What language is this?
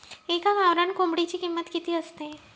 Marathi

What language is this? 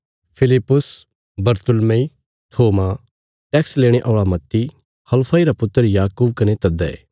Bilaspuri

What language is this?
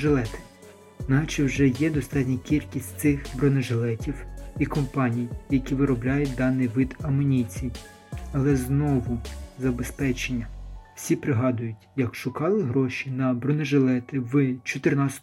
Ukrainian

